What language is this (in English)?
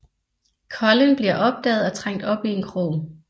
Danish